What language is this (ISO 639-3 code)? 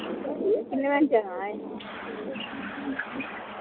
doi